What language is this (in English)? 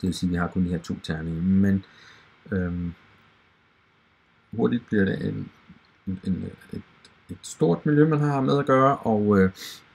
Danish